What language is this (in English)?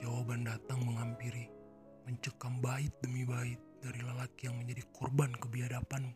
Indonesian